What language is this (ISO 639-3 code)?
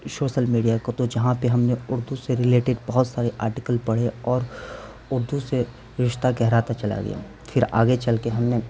urd